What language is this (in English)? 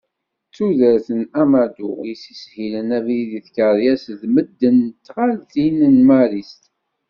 Kabyle